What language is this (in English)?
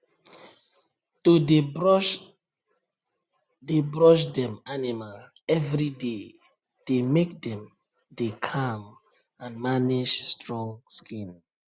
Nigerian Pidgin